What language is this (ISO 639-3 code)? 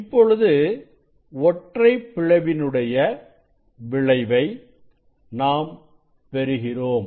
tam